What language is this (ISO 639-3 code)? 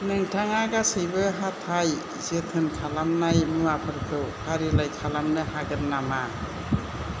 brx